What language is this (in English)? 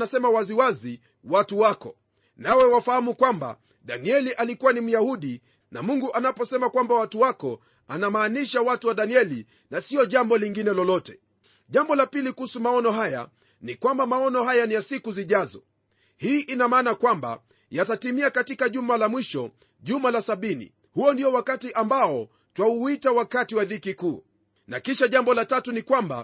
Swahili